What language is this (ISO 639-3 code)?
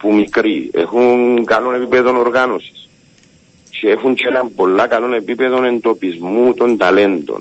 ell